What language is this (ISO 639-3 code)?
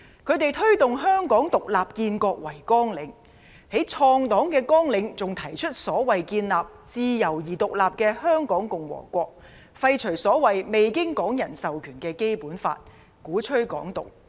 yue